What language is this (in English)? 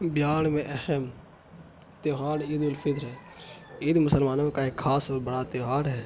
Urdu